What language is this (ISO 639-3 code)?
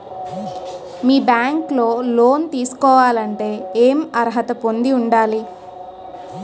tel